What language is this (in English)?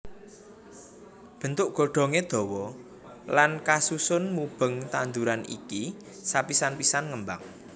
Javanese